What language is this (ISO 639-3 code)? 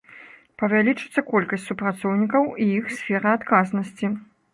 bel